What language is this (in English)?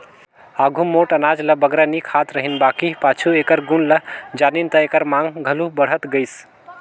Chhattisgarhi